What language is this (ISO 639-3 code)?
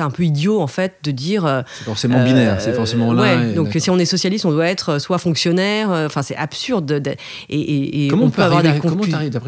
fra